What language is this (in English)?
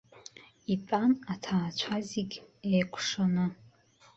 Abkhazian